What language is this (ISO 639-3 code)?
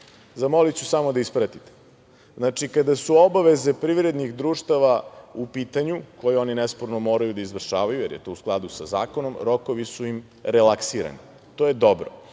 srp